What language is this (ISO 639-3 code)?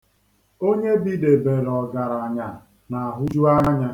ibo